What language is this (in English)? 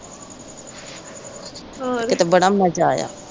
Punjabi